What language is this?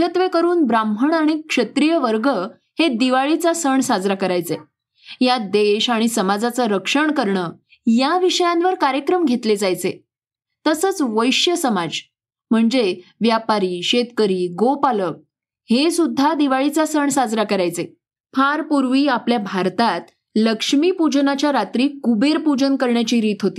Marathi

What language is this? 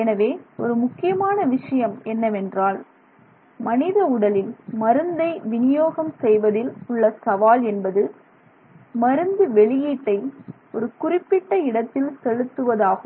Tamil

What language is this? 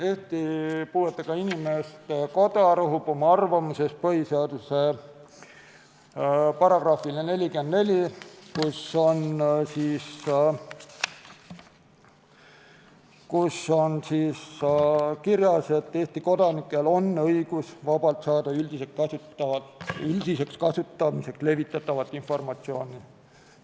Estonian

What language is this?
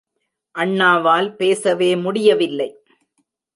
Tamil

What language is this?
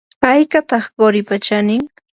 Yanahuanca Pasco Quechua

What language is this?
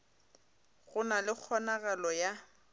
Northern Sotho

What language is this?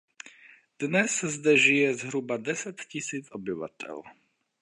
Czech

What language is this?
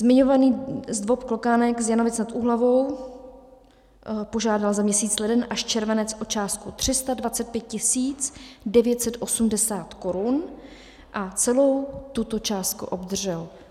Czech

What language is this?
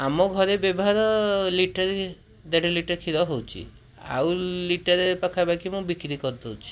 Odia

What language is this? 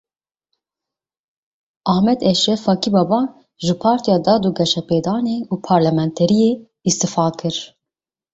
Kurdish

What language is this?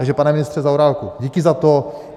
Czech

